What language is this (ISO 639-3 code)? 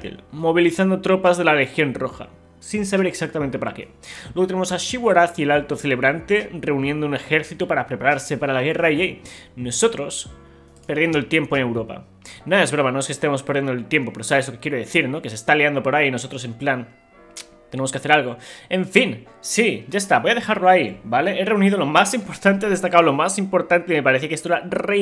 spa